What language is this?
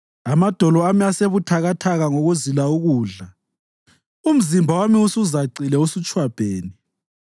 North Ndebele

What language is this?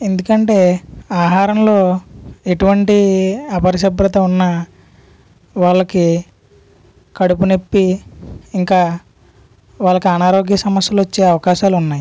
Telugu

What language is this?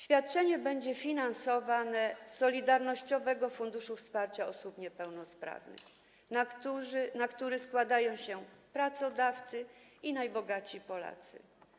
Polish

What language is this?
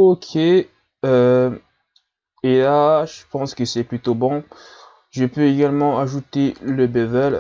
French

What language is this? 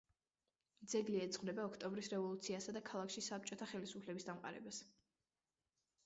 Georgian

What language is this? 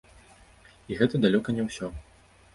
Belarusian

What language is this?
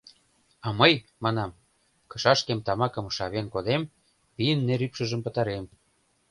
Mari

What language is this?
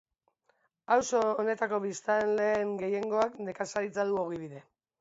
Basque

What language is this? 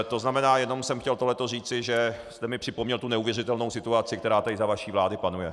Czech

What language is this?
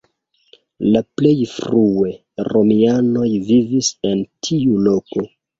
Esperanto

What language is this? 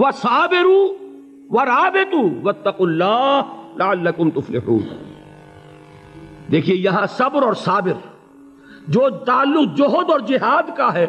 Urdu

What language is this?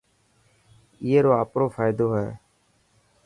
Dhatki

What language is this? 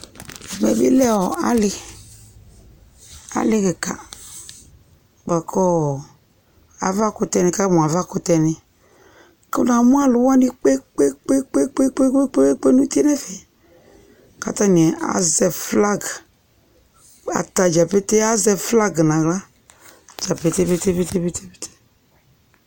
Ikposo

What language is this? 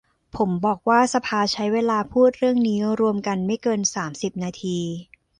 Thai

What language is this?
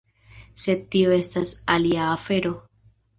Esperanto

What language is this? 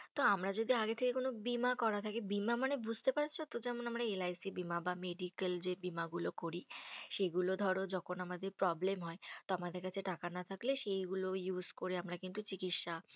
Bangla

